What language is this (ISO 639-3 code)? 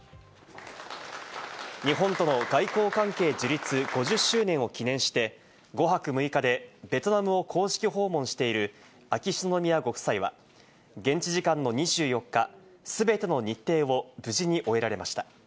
jpn